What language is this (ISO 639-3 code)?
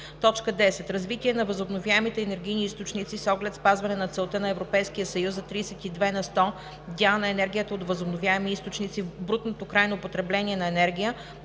bul